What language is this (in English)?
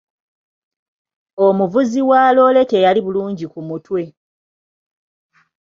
Ganda